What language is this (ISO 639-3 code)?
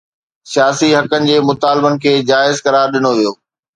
snd